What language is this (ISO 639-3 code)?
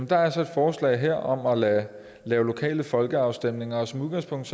dan